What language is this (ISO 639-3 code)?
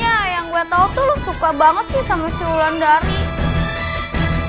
ind